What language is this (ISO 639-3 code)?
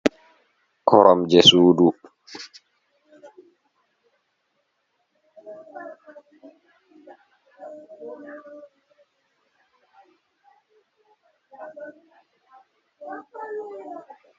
ful